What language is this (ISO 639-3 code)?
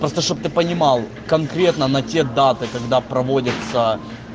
rus